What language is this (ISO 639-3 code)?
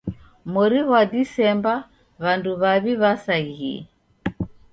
dav